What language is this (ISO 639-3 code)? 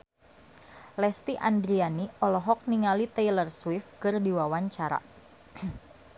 sun